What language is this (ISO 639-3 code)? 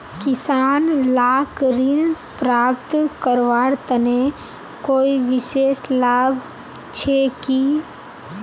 mag